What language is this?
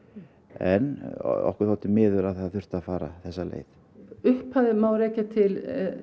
Icelandic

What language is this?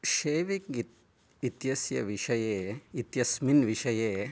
Sanskrit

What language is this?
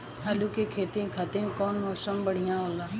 Bhojpuri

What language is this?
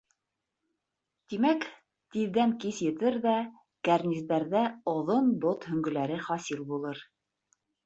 Bashkir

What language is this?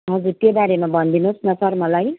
Nepali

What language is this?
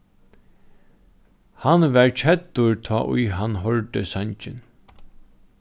Faroese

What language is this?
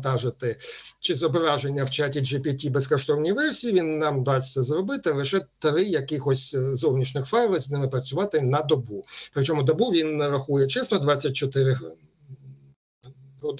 Ukrainian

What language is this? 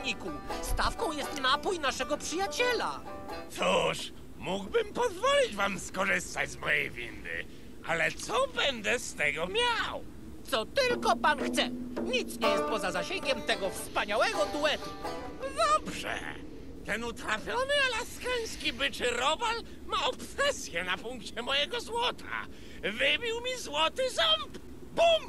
Polish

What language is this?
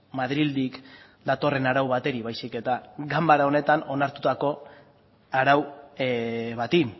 Basque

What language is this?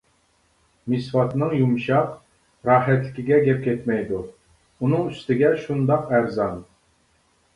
Uyghur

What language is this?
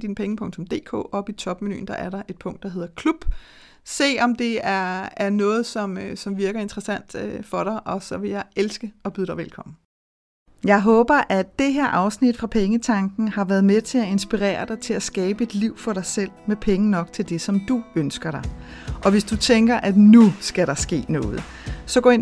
Danish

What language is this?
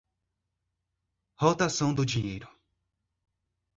Portuguese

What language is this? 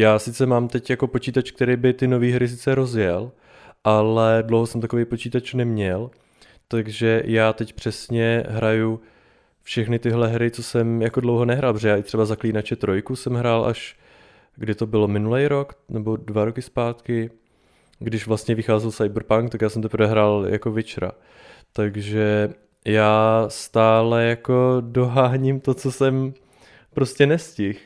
Czech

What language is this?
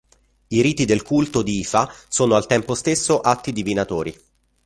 Italian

